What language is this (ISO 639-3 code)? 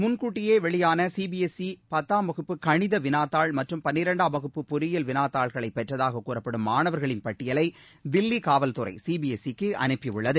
tam